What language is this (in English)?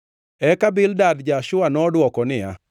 Luo (Kenya and Tanzania)